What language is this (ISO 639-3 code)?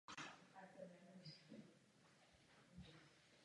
ces